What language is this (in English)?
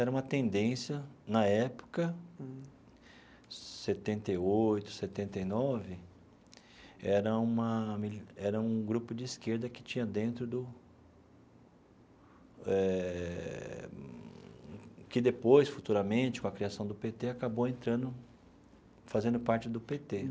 Portuguese